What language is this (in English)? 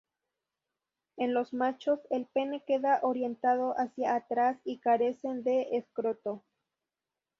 Spanish